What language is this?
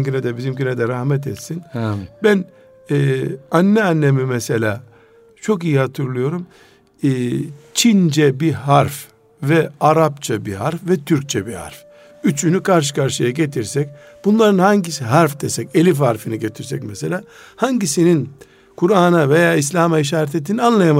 Turkish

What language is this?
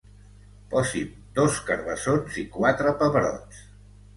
Catalan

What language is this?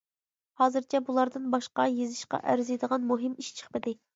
Uyghur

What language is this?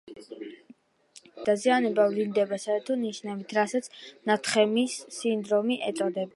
Georgian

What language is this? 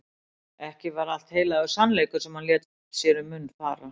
Icelandic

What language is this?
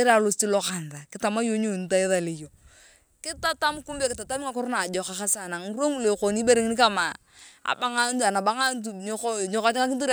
Turkana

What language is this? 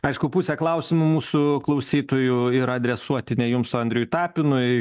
Lithuanian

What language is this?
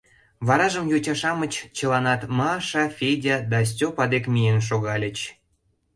Mari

